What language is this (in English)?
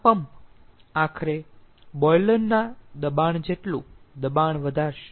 Gujarati